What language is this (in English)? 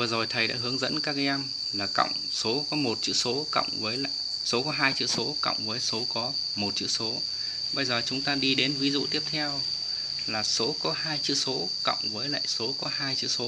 Vietnamese